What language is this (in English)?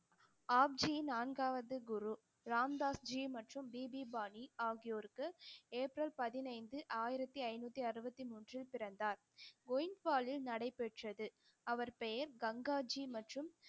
Tamil